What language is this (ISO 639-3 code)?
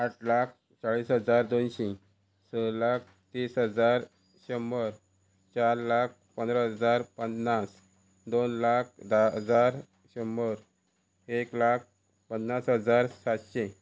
kok